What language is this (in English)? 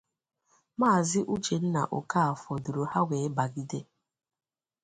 Igbo